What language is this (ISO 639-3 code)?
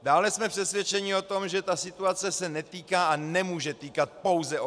ces